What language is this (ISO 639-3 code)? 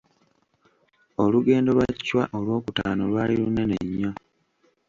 lug